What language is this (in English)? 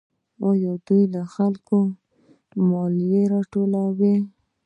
Pashto